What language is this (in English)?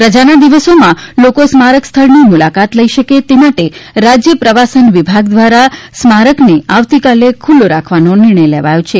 Gujarati